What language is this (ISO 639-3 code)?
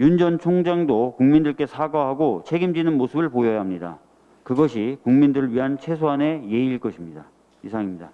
kor